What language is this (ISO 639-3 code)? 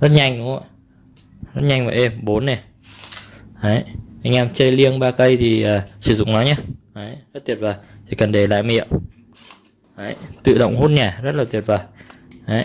vie